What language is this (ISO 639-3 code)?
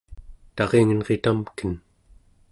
esu